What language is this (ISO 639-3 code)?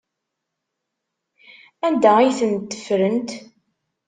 kab